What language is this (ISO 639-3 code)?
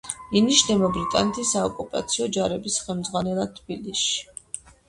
kat